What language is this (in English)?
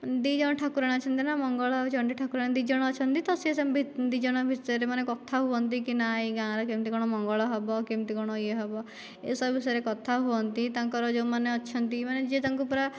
Odia